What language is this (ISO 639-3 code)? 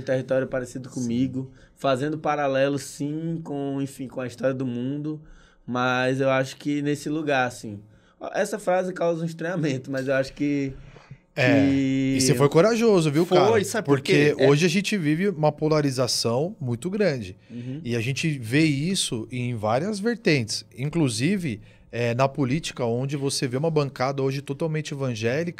por